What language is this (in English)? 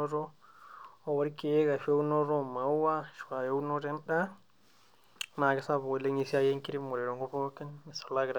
Masai